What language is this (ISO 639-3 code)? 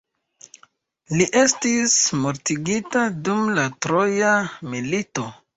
epo